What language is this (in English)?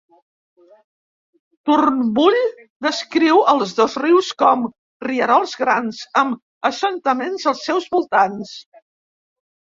Catalan